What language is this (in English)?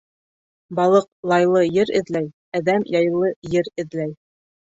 Bashkir